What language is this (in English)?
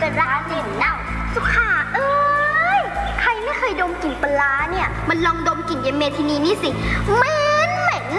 Thai